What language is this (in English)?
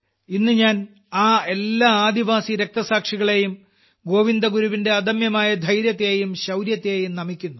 Malayalam